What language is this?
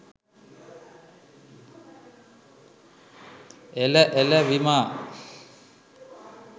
Sinhala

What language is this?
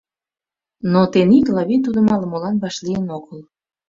Mari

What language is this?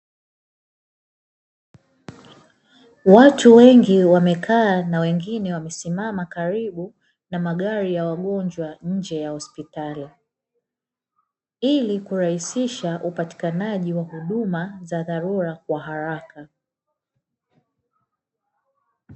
Swahili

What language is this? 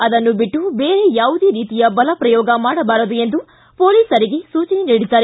Kannada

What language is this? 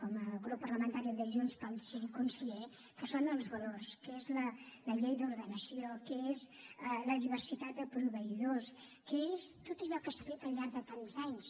Catalan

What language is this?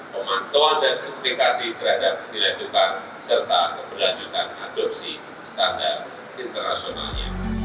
Indonesian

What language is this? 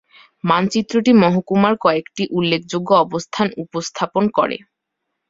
Bangla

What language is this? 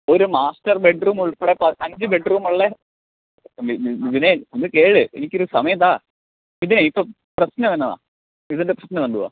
Malayalam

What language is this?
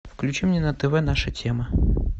Russian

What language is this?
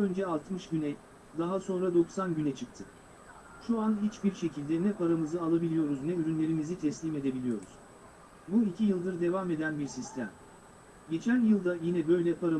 Turkish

